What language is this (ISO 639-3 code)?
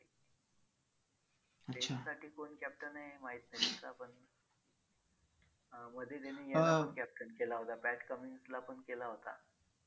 mar